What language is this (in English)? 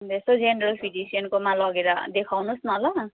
Nepali